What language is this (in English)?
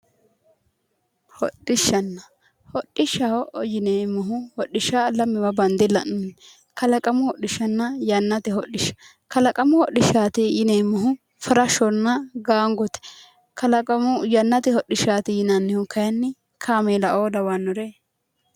Sidamo